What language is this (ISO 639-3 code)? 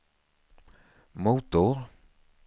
swe